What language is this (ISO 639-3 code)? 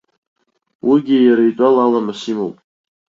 abk